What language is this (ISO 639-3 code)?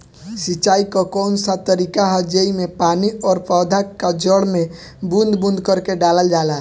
bho